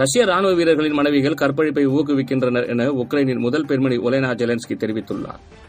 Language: Tamil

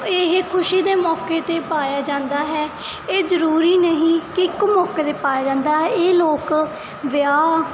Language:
Punjabi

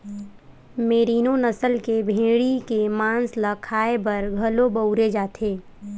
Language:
Chhattisgarhi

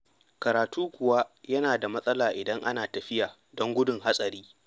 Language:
Hausa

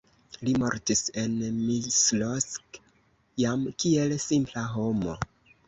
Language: Esperanto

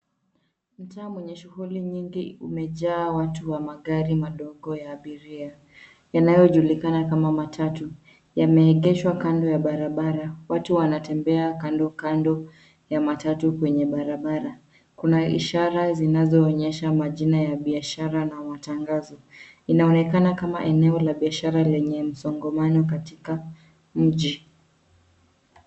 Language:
Swahili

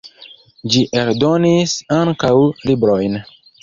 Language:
Esperanto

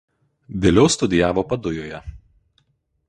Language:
Lithuanian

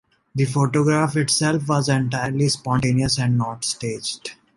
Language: English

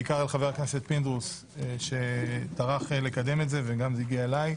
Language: Hebrew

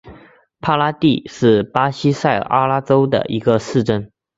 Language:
Chinese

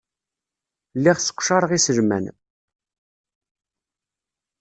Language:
Kabyle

